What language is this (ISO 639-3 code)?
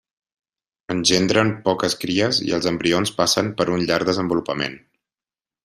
cat